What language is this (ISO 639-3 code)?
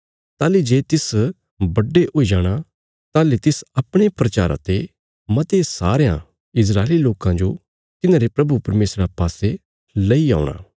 kfs